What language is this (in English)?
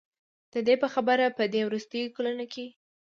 Pashto